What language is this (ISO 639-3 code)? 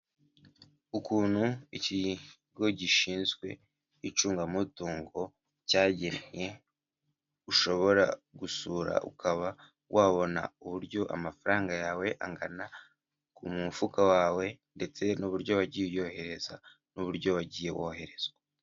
kin